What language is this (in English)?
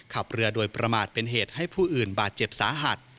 Thai